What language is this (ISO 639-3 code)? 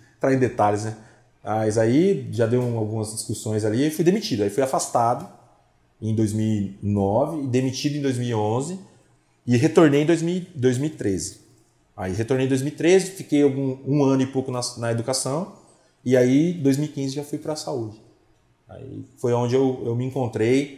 por